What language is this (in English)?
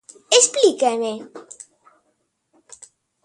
Galician